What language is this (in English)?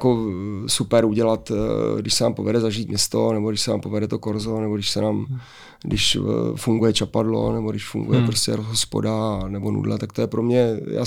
Czech